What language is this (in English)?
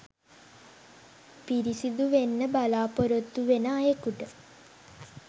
Sinhala